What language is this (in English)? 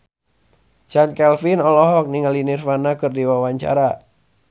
Sundanese